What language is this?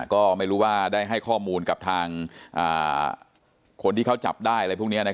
Thai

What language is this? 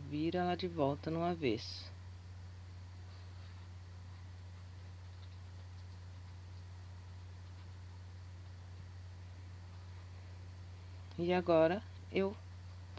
Portuguese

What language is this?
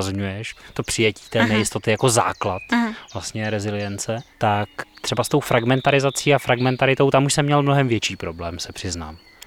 Czech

